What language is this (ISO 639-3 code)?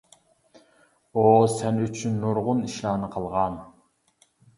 uig